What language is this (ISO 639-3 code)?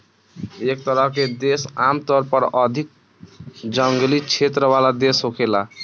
bho